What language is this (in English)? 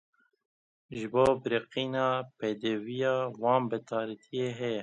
Kurdish